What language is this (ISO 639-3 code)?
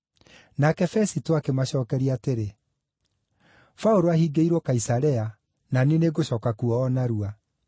kik